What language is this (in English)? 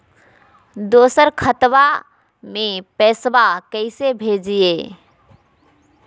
Magahi